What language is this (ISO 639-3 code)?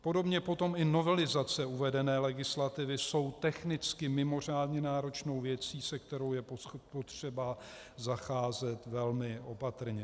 ces